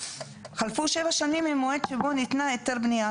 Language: Hebrew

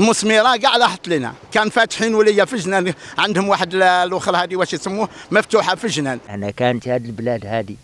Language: Arabic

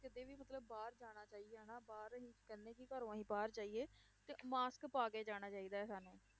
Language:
Punjabi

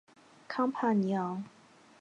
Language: Chinese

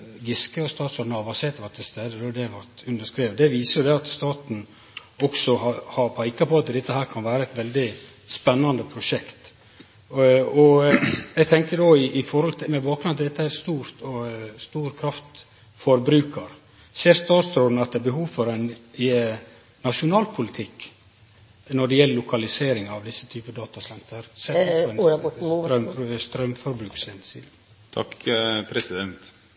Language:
Norwegian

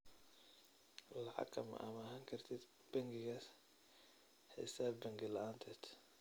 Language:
Somali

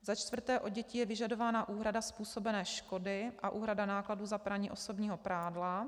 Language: Czech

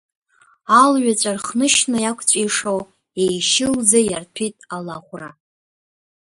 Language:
Abkhazian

